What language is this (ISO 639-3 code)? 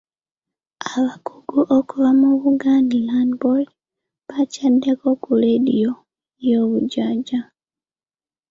lug